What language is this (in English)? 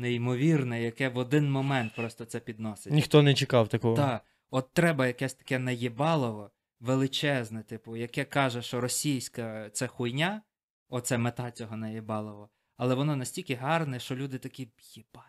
Ukrainian